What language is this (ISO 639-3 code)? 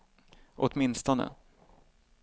swe